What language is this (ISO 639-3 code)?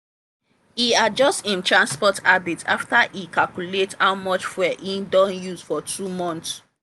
pcm